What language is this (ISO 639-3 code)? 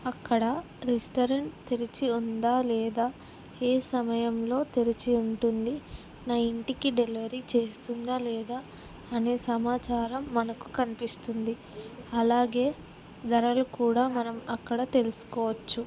tel